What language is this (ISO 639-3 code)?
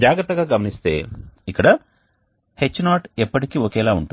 tel